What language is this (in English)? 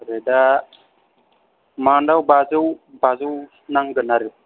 Bodo